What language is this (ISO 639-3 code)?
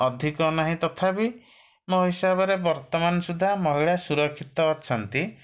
ori